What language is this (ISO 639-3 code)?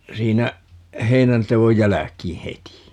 fin